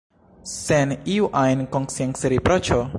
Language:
Esperanto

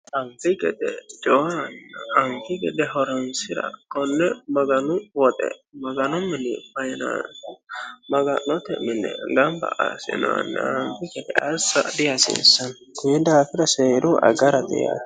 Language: Sidamo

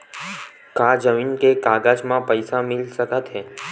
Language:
Chhattisgarhi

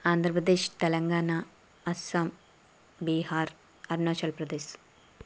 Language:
Telugu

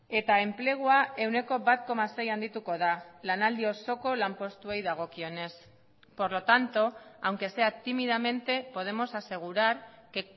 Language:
Basque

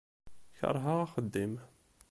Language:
Kabyle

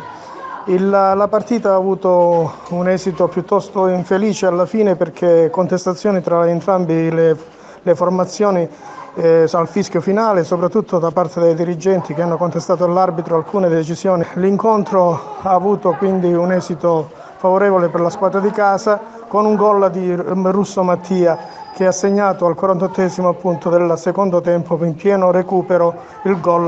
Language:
Italian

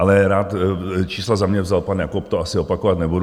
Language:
Czech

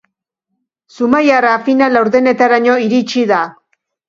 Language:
Basque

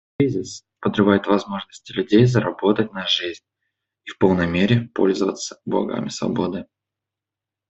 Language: Russian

